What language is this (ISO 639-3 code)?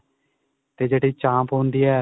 pan